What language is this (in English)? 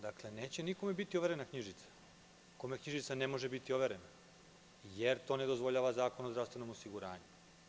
Serbian